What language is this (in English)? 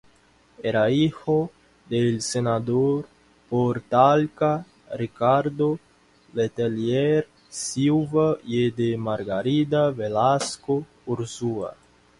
Spanish